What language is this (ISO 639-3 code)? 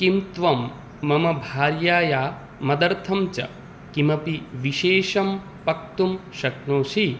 san